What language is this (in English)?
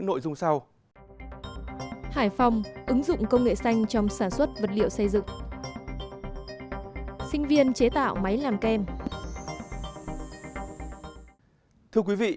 Vietnamese